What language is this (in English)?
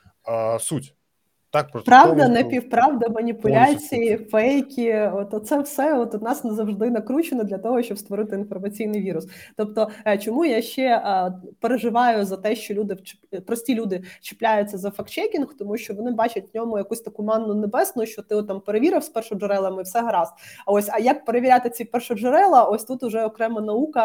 Ukrainian